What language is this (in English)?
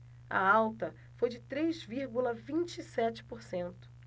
Portuguese